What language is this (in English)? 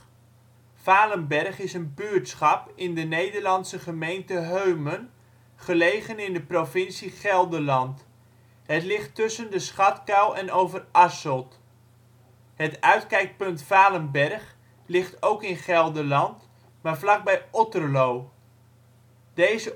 Dutch